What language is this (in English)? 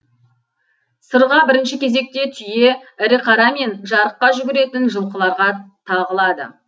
Kazakh